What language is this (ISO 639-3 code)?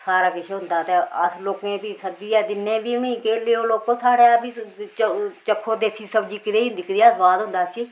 doi